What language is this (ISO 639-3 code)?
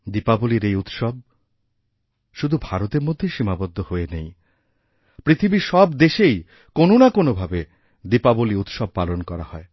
ben